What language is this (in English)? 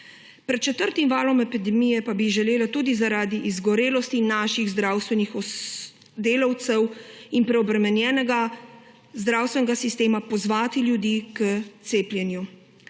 Slovenian